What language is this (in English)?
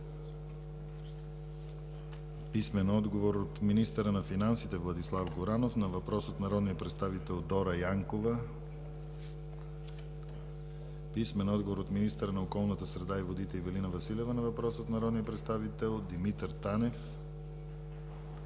Bulgarian